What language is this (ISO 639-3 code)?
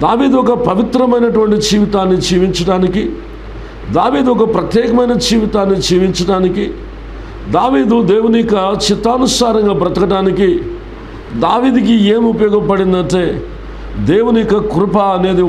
ron